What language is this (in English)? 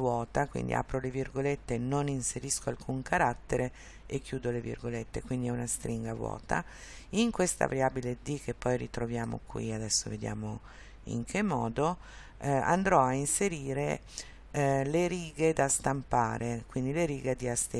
Italian